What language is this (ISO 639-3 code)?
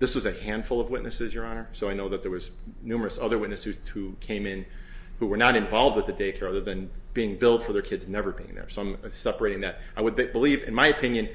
eng